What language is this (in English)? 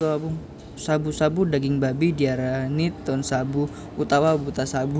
Javanese